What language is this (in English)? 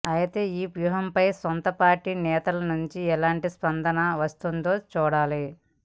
Telugu